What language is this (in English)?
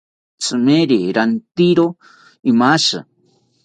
South Ucayali Ashéninka